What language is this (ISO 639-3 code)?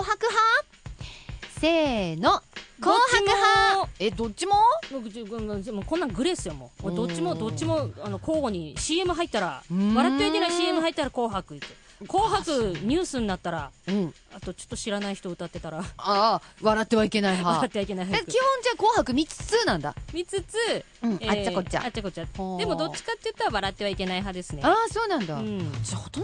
jpn